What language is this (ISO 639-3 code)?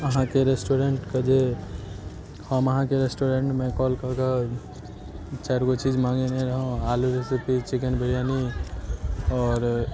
mai